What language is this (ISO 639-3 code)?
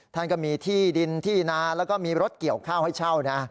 tha